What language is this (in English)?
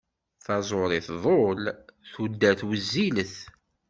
Kabyle